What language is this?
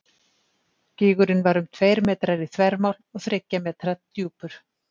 Icelandic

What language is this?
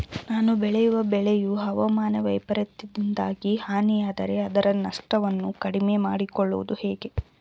Kannada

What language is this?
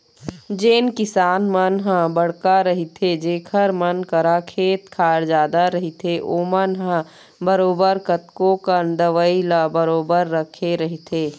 Chhattisgarhi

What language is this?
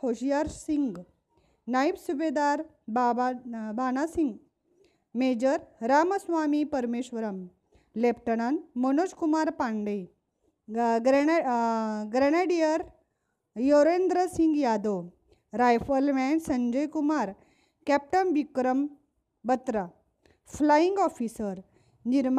Marathi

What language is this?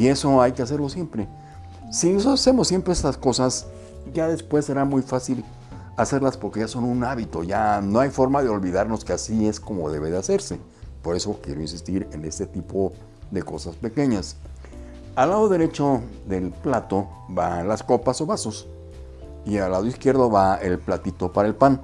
Spanish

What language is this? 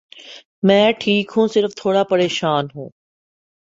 Urdu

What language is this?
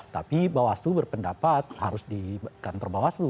Indonesian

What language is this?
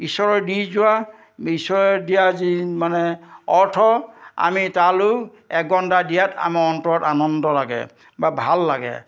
Assamese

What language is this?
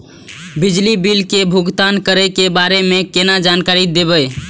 Maithili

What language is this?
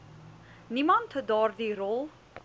Afrikaans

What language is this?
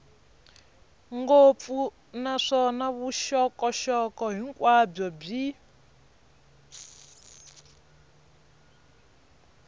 Tsonga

